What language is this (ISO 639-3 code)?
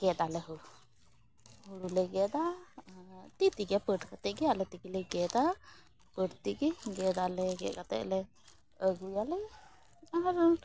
sat